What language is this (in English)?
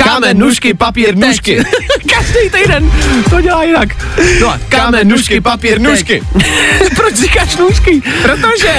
Czech